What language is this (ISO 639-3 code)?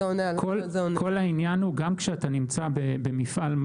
heb